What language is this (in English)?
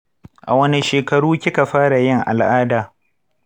Hausa